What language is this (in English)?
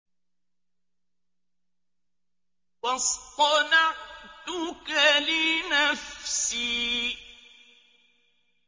Arabic